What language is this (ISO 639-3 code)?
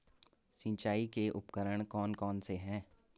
hin